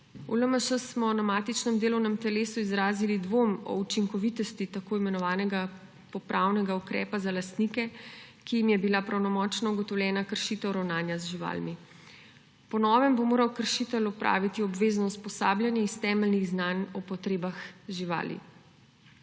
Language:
Slovenian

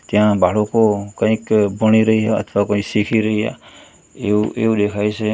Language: Gujarati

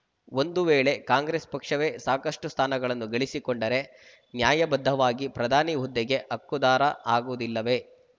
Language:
Kannada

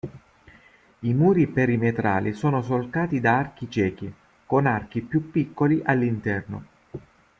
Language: Italian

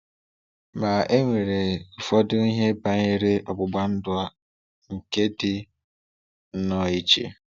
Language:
Igbo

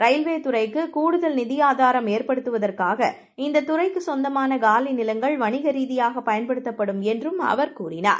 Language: Tamil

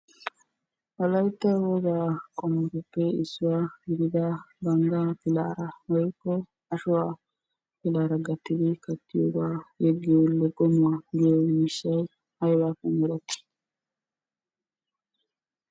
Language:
Wolaytta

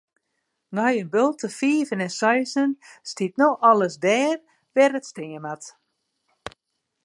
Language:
Western Frisian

